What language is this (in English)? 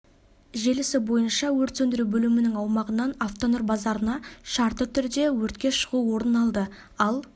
Kazakh